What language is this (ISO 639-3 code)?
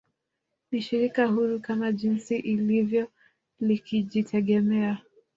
swa